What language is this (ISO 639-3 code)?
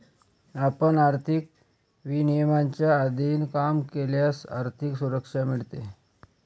mar